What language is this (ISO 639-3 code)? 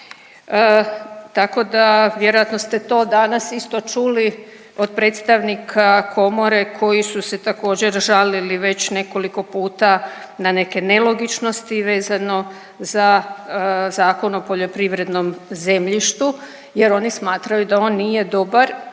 hrv